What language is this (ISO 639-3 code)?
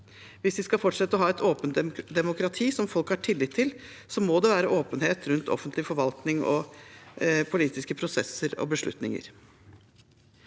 nor